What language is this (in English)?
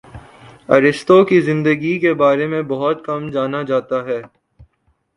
Urdu